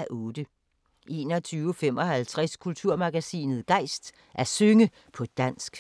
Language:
Danish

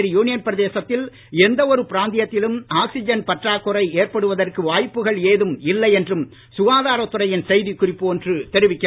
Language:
Tamil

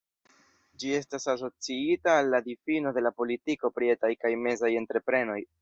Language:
Esperanto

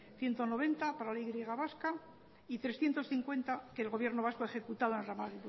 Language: Spanish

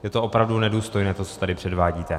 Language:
Czech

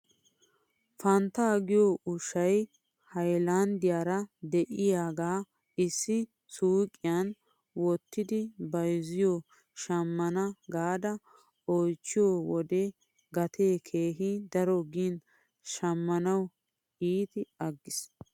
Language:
Wolaytta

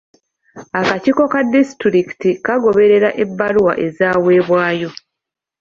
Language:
Ganda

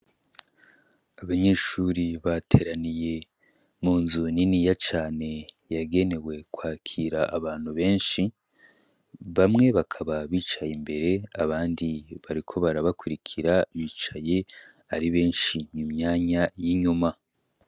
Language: Rundi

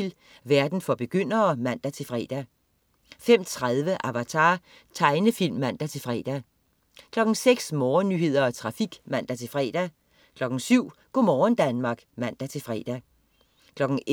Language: Danish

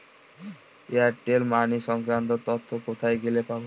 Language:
Bangla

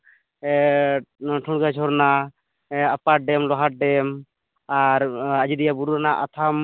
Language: Santali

